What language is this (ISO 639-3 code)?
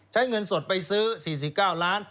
tha